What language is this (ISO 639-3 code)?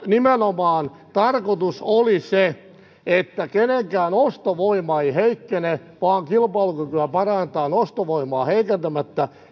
fin